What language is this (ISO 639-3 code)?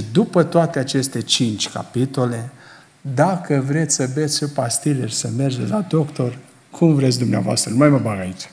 ron